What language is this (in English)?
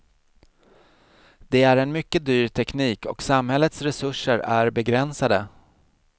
Swedish